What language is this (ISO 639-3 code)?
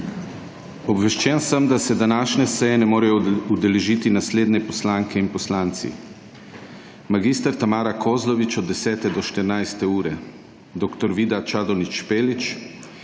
slv